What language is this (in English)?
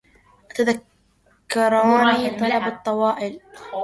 Arabic